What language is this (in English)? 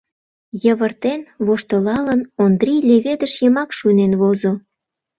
Mari